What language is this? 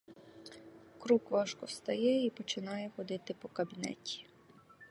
Ukrainian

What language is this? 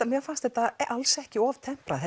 Icelandic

